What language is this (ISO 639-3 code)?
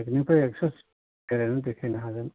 brx